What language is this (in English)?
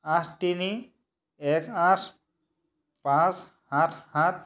Assamese